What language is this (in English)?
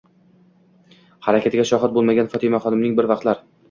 Uzbek